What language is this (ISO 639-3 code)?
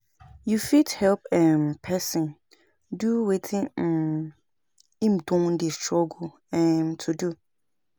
pcm